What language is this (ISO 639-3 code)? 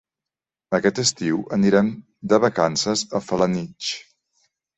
cat